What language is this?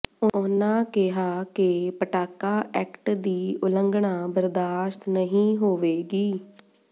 Punjabi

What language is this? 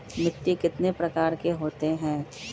Magahi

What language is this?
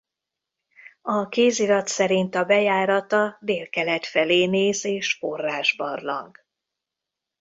Hungarian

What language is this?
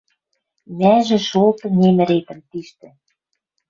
Western Mari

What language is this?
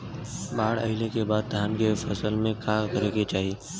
Bhojpuri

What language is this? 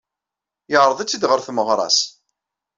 Kabyle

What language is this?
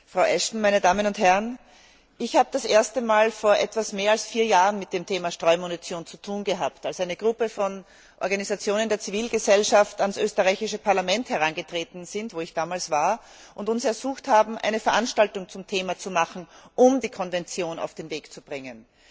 German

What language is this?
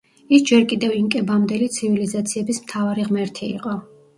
Georgian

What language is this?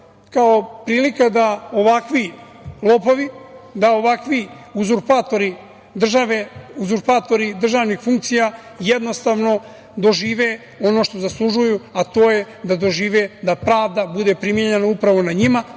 Serbian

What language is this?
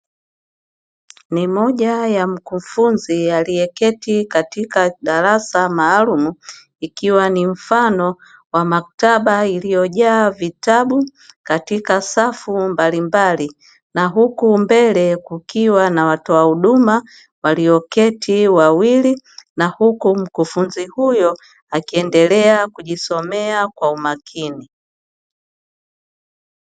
Swahili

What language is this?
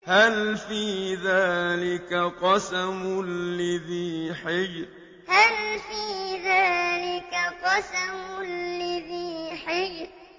Arabic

